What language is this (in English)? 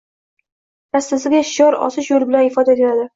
Uzbek